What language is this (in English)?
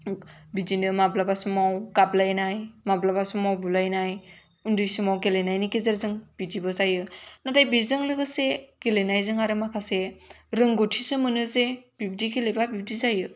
Bodo